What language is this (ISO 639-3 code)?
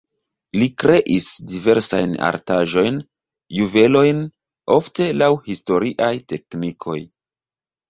epo